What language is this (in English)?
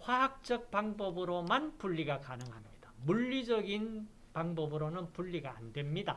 Korean